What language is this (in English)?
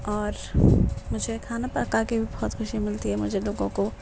Urdu